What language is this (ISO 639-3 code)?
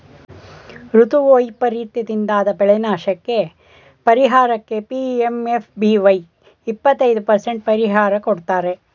kan